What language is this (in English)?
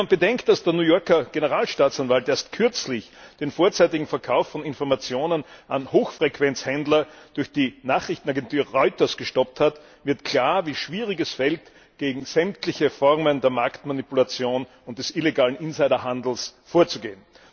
German